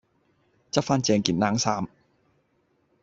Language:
Cantonese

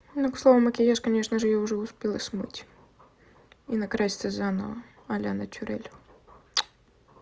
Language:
Russian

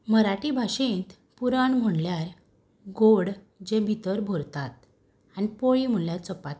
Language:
Konkani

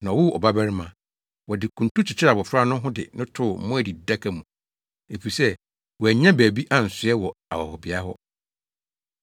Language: Akan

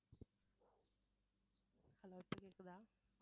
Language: Tamil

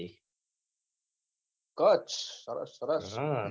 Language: Gujarati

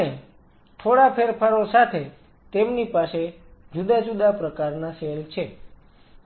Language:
Gujarati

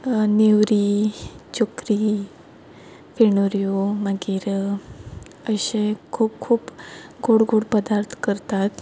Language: Konkani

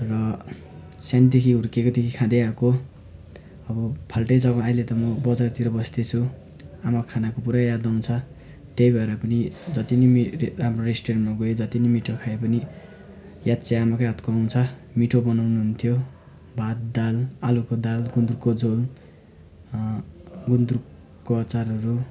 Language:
Nepali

